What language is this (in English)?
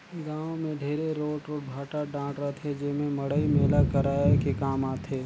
Chhattisgarhi